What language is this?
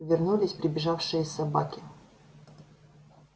Russian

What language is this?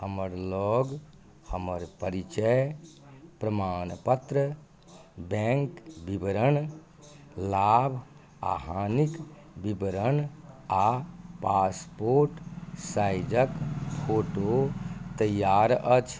Maithili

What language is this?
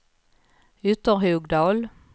Swedish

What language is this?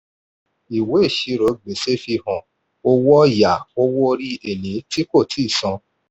Yoruba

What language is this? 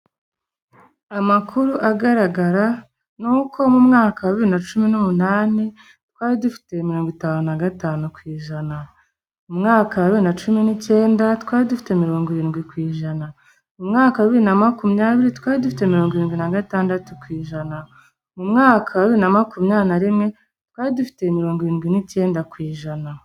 Kinyarwanda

